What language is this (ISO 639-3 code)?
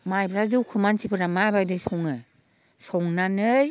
brx